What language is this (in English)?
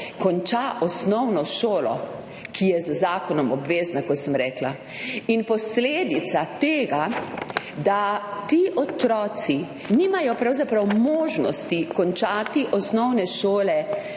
Slovenian